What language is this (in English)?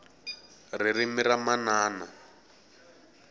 Tsonga